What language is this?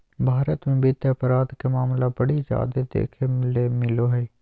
Magahi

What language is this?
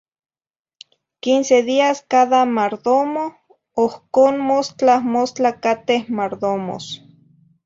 Zacatlán-Ahuacatlán-Tepetzintla Nahuatl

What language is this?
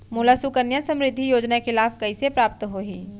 Chhattisgarhi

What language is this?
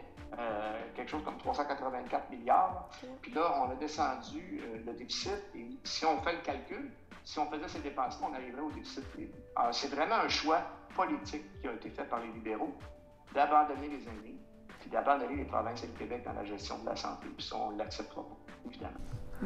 French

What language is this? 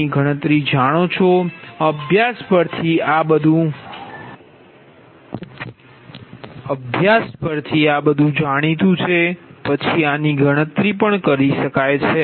Gujarati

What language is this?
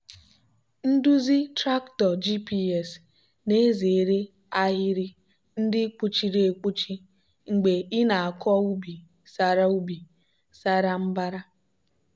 Igbo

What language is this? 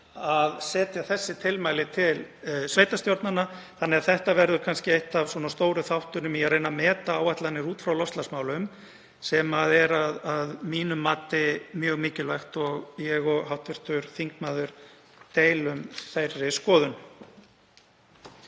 Icelandic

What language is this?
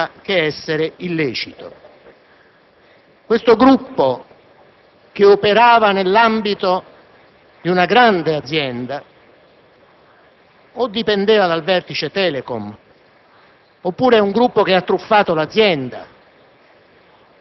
Italian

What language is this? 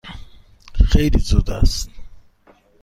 Persian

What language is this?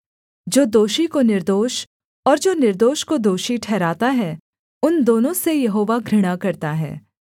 Hindi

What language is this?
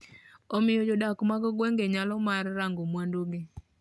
Luo (Kenya and Tanzania)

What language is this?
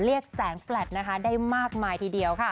Thai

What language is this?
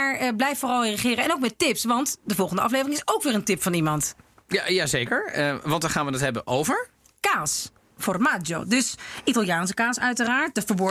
Dutch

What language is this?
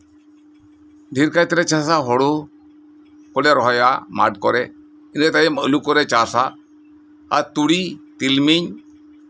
Santali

